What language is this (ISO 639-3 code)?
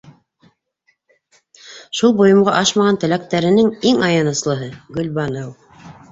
bak